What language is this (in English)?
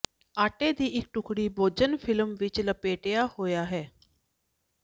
Punjabi